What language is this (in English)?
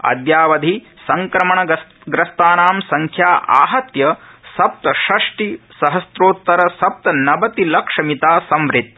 Sanskrit